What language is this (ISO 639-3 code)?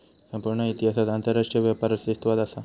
mar